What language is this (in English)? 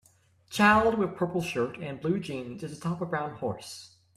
English